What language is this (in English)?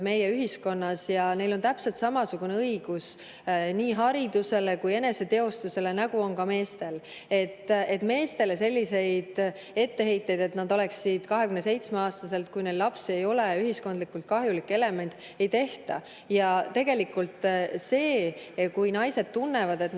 Estonian